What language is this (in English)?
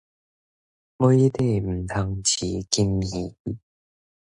Min Nan Chinese